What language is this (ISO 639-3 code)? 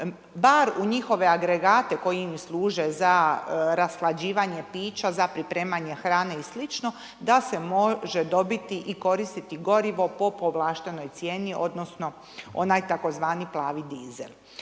hrv